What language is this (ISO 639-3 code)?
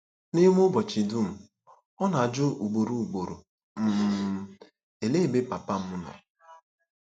ibo